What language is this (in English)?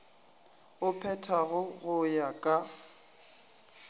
Northern Sotho